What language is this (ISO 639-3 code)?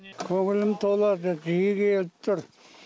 kaz